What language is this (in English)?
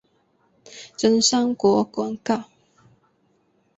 Chinese